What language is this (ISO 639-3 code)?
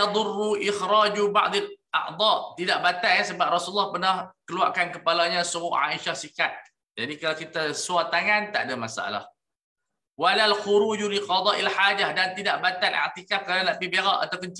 msa